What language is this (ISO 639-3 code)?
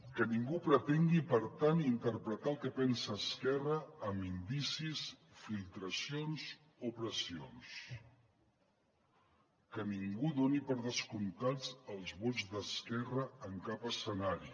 cat